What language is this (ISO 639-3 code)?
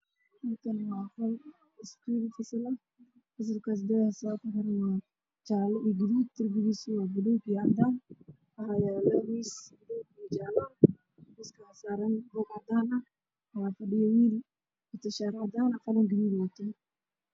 som